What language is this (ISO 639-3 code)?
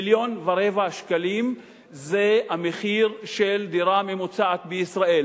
heb